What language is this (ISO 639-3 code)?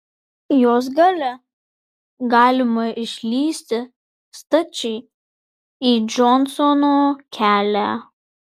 lit